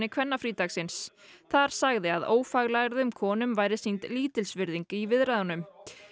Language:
Icelandic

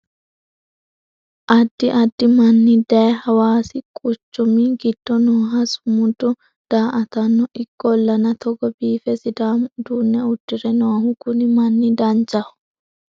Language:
Sidamo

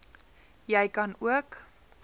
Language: Afrikaans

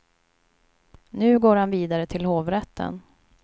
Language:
Swedish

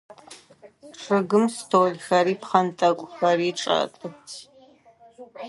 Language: Adyghe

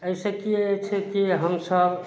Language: Maithili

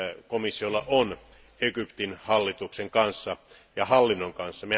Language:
Finnish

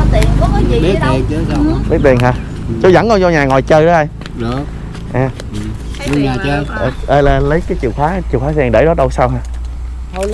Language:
Vietnamese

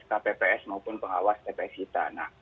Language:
Indonesian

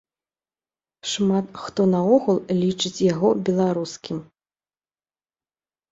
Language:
Belarusian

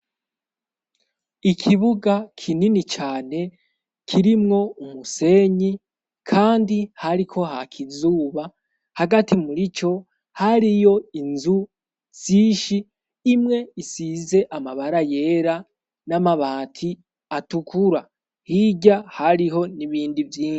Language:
Rundi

